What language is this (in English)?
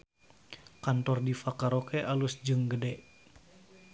Sundanese